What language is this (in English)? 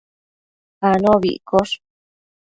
Matsés